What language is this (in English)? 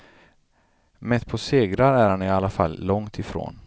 Swedish